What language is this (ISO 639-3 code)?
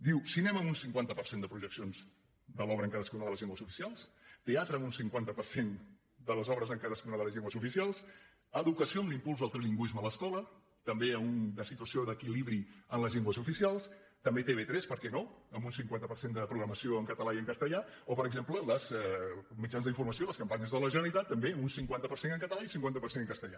cat